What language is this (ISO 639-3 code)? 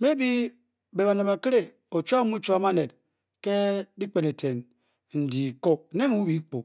bky